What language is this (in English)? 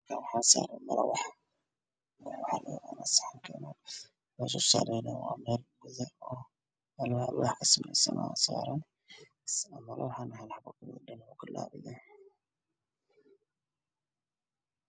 Somali